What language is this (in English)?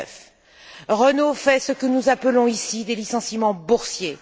French